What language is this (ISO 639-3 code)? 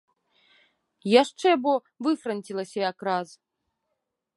bel